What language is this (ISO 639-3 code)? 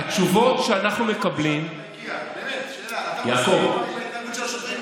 heb